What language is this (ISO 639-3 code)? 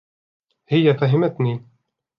ara